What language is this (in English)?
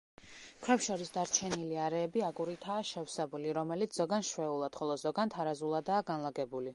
Georgian